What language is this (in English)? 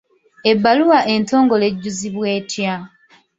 Ganda